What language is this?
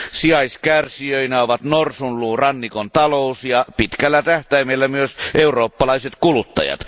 Finnish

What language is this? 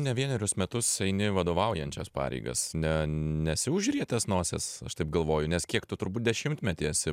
Lithuanian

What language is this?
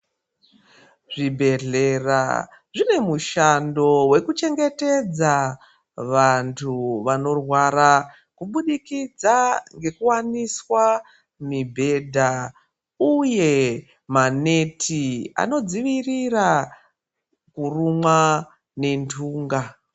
Ndau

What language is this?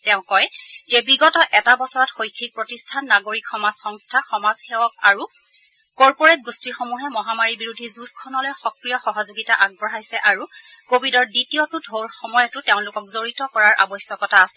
Assamese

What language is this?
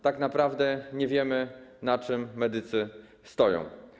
Polish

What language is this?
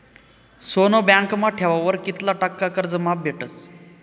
Marathi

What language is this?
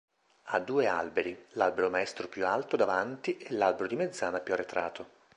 Italian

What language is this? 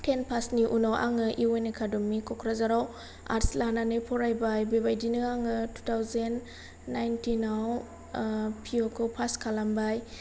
Bodo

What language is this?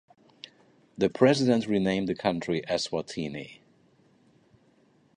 English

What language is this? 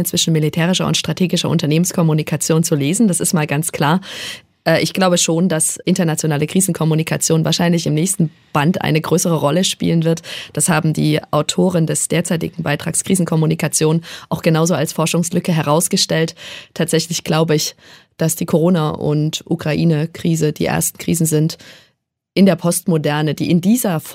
German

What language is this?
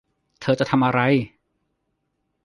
Thai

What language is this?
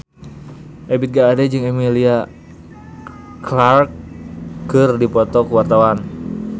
Sundanese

